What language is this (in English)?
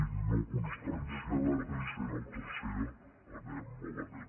Catalan